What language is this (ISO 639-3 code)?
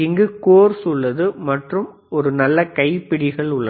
tam